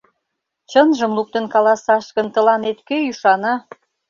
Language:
Mari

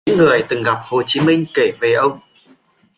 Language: Vietnamese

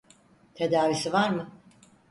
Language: Turkish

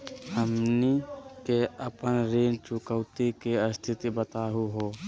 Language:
Magahi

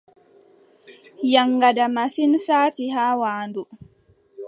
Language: Adamawa Fulfulde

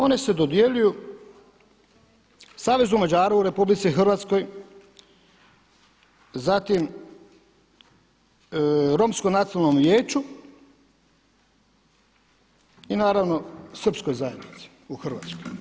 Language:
Croatian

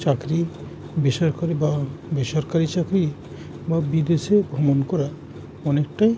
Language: Bangla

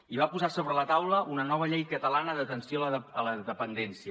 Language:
Catalan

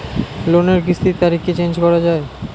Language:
Bangla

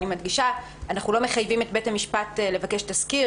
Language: Hebrew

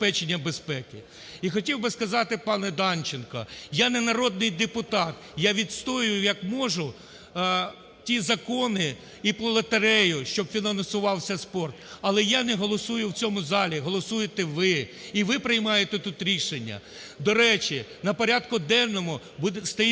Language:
Ukrainian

